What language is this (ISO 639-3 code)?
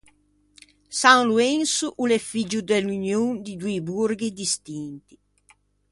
lij